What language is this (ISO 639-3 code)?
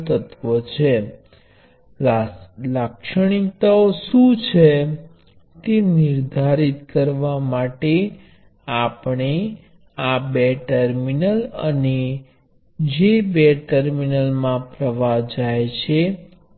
guj